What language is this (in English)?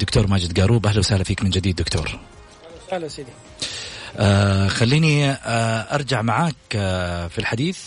Arabic